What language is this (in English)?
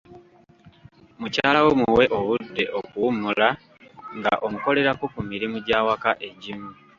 Ganda